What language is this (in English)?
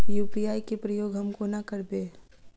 Maithili